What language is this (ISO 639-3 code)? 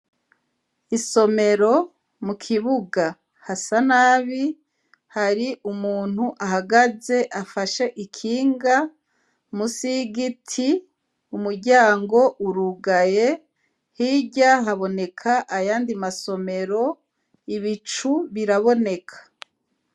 run